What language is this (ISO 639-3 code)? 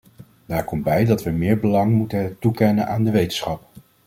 nld